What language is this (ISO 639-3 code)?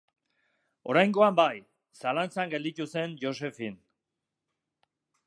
eus